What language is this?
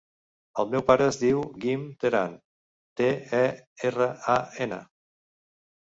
Catalan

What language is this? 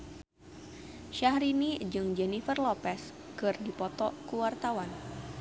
Sundanese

